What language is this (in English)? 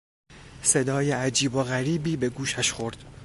Persian